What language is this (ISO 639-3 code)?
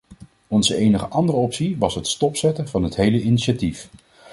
nld